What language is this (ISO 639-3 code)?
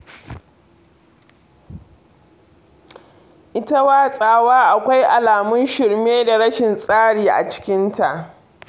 hau